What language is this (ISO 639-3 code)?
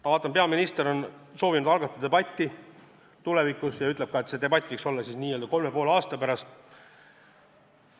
est